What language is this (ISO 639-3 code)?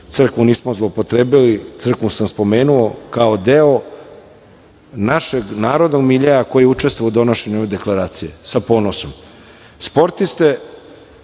srp